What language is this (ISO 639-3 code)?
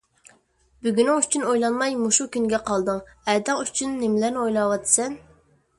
uig